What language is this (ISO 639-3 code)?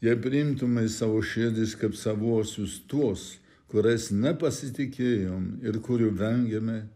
lit